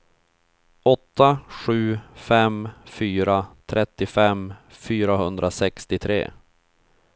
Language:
Swedish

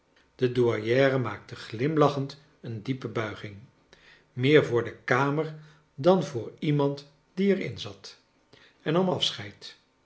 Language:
Dutch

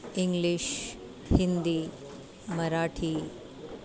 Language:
Sanskrit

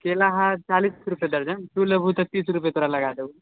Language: Maithili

